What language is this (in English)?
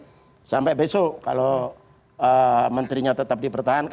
Indonesian